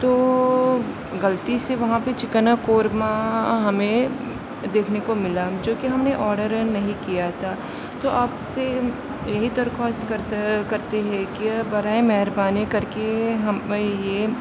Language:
Urdu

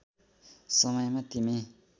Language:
Nepali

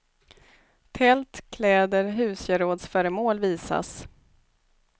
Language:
Swedish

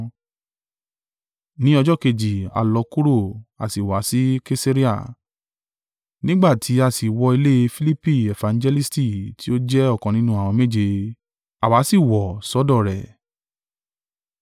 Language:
Yoruba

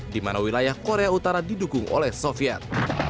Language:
Indonesian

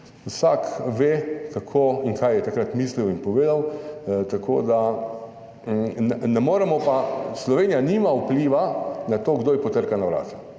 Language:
Slovenian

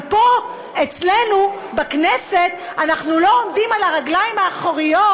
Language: Hebrew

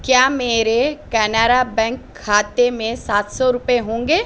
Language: Urdu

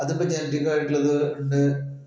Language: Malayalam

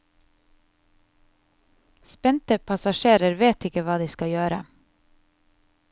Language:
Norwegian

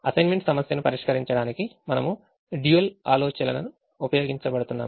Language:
Telugu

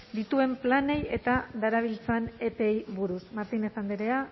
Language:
Basque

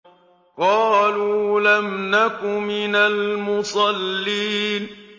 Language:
Arabic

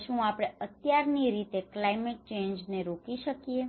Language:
Gujarati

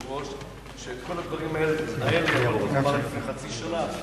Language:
Hebrew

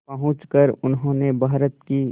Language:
Hindi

